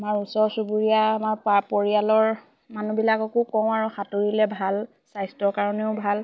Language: Assamese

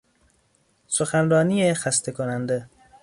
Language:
Persian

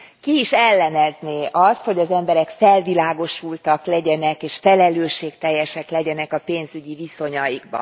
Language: Hungarian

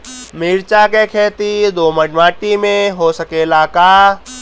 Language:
Bhojpuri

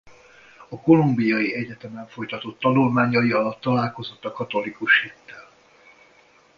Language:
Hungarian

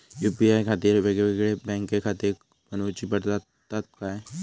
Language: Marathi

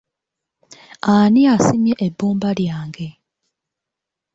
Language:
Ganda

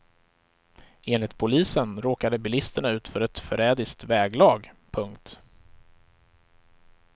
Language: Swedish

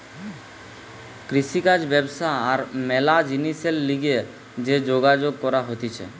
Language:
Bangla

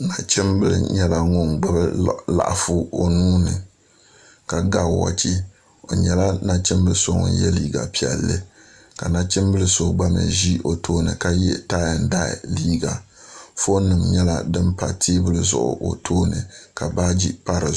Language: Dagbani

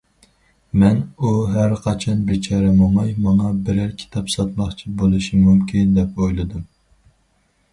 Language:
Uyghur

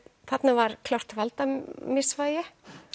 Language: Icelandic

